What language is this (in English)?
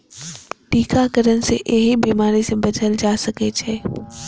Maithili